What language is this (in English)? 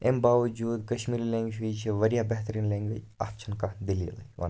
Kashmiri